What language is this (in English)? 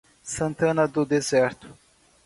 Portuguese